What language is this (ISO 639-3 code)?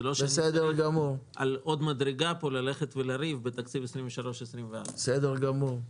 heb